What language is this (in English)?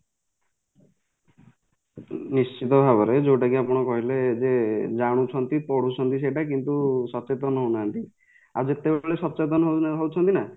Odia